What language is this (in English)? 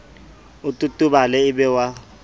Southern Sotho